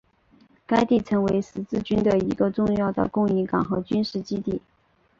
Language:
Chinese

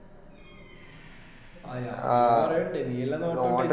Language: Malayalam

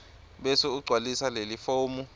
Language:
Swati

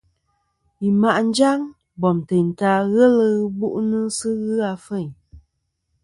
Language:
Kom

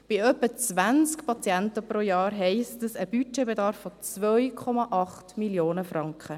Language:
Swiss German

